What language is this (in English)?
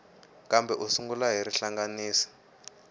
Tsonga